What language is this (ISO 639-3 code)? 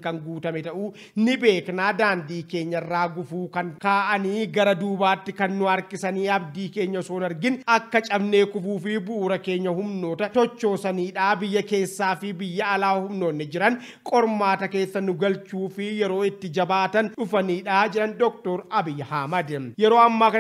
fra